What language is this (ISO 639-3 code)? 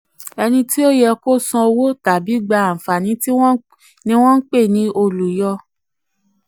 yor